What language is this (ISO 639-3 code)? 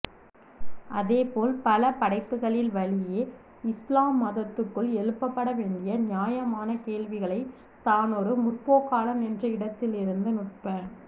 tam